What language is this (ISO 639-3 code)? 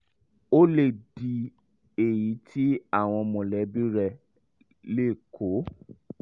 yor